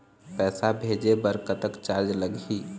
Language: Chhattisgarhi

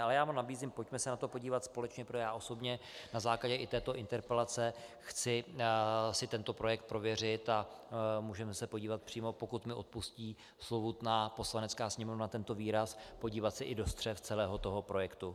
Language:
Czech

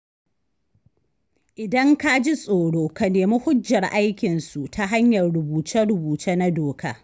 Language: Hausa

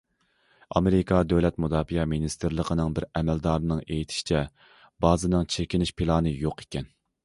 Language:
Uyghur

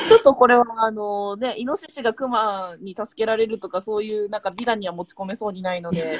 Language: Japanese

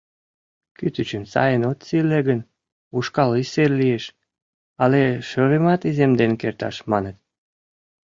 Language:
Mari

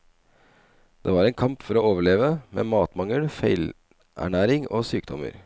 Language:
Norwegian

